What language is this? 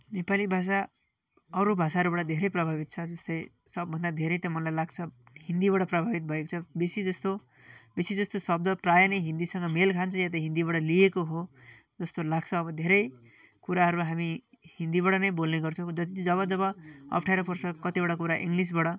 Nepali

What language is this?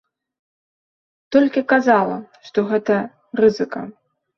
Belarusian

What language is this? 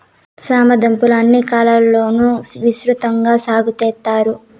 Telugu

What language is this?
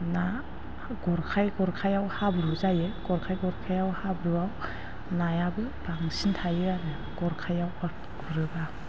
Bodo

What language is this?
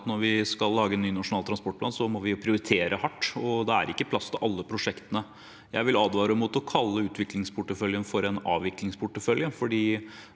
Norwegian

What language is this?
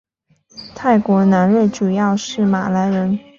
Chinese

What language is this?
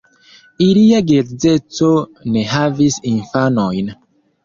Esperanto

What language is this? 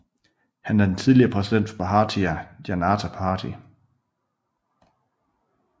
Danish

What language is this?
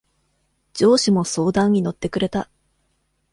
Japanese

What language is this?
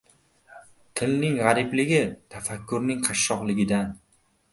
Uzbek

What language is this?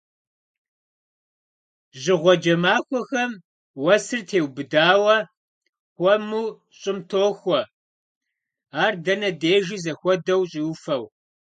Kabardian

